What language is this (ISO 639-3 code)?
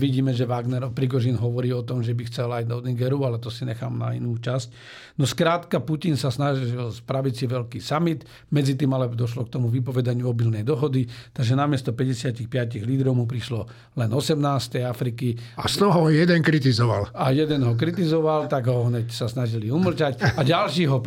slk